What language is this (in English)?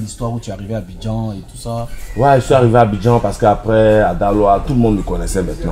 French